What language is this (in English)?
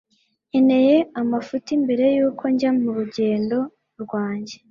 Kinyarwanda